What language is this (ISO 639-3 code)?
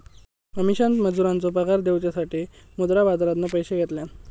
mar